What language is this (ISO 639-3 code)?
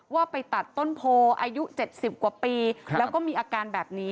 tha